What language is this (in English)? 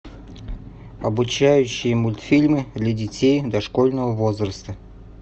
Russian